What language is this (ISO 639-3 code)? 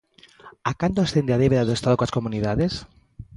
glg